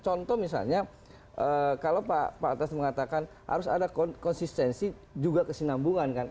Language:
Indonesian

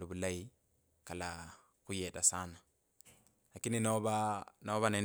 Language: Kabras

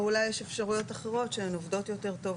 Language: Hebrew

